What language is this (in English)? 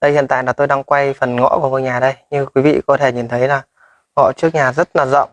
Vietnamese